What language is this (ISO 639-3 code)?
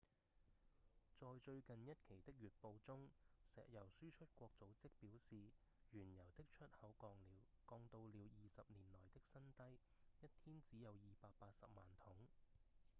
yue